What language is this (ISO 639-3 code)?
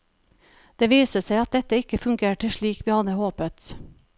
nor